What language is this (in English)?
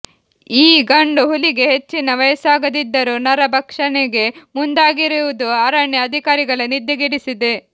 Kannada